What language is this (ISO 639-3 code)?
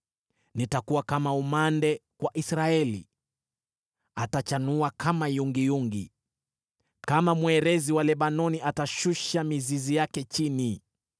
swa